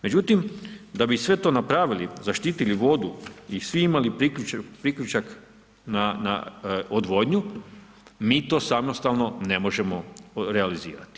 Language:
Croatian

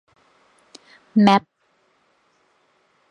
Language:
Thai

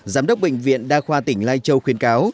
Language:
Vietnamese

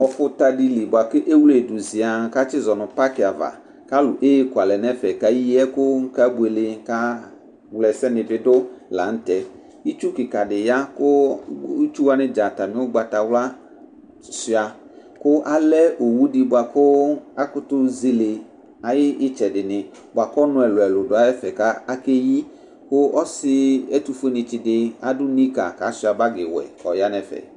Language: Ikposo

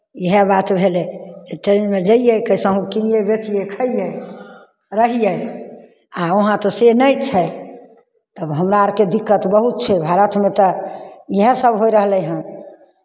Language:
Maithili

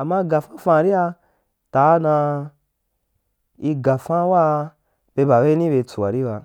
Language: Wapan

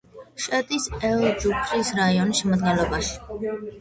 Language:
Georgian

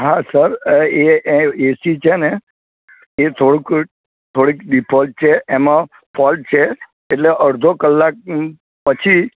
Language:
Gujarati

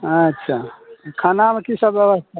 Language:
Maithili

